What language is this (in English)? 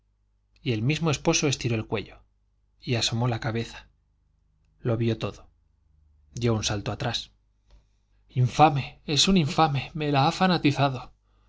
Spanish